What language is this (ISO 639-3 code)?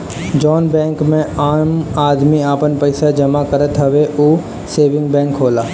bho